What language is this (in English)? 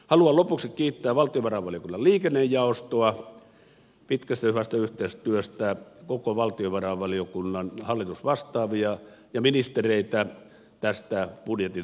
Finnish